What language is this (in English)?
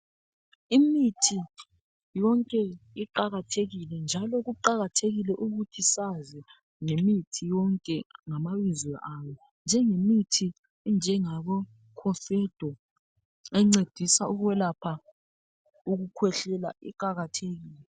North Ndebele